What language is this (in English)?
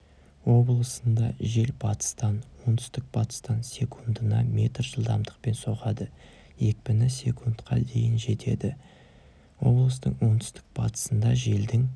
Kazakh